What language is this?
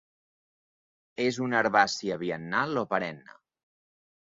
Catalan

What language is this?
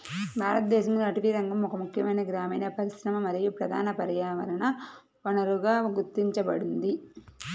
Telugu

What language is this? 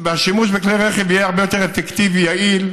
Hebrew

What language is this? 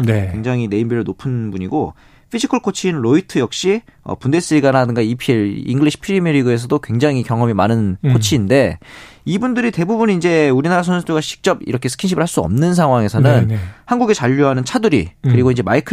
Korean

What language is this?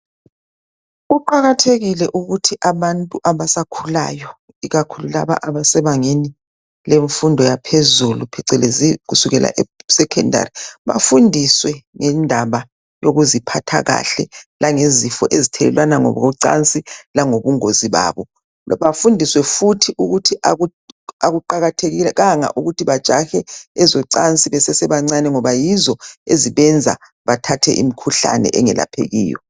North Ndebele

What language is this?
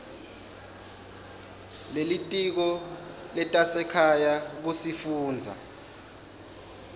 Swati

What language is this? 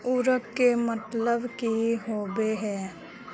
Magahi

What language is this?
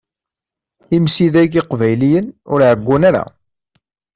Kabyle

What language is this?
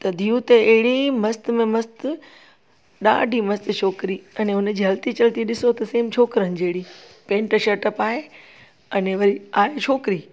Sindhi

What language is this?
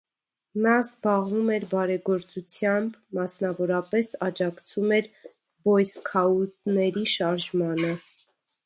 Armenian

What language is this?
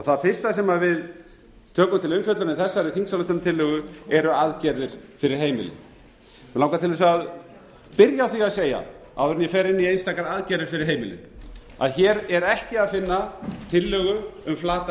Icelandic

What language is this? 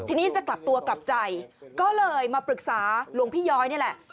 Thai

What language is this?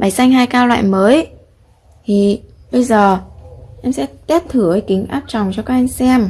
Vietnamese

